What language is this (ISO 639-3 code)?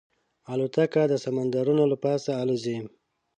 pus